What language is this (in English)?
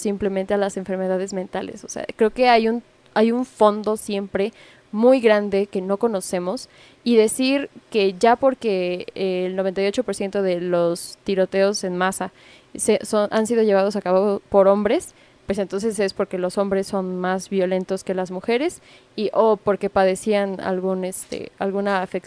Spanish